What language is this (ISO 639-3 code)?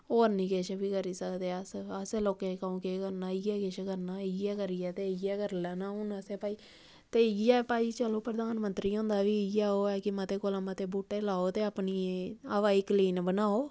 doi